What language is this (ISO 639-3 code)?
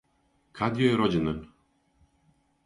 srp